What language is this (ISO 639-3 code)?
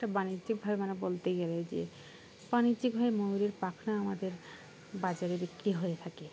ben